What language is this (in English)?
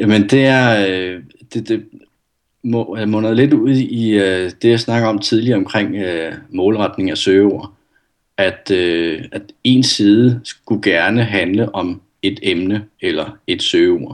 Danish